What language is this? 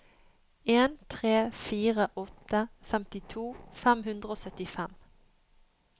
Norwegian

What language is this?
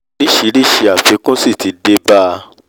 Yoruba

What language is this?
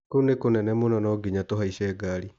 Kikuyu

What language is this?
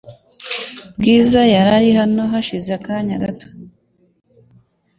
Kinyarwanda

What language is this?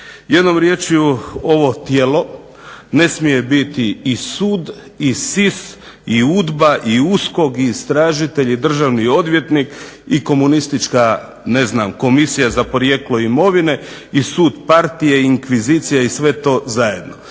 Croatian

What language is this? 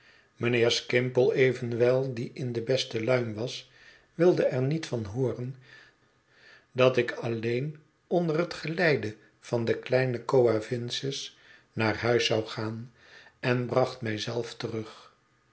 Dutch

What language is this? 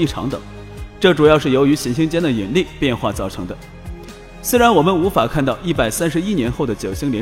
Chinese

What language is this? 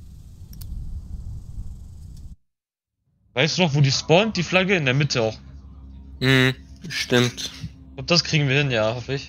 German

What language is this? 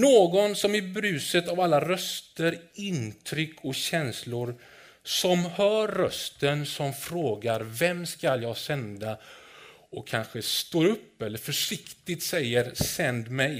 Swedish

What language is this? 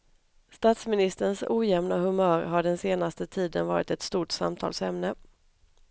Swedish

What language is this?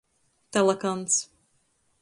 Latgalian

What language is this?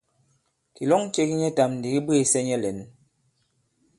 Bankon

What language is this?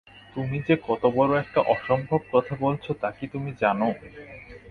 Bangla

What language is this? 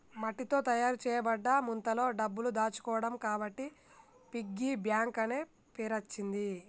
Telugu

